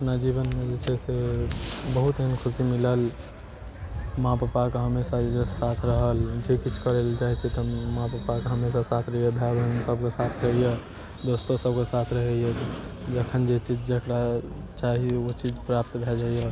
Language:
Maithili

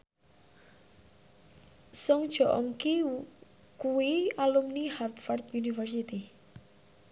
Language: Javanese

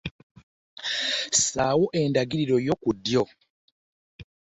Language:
Ganda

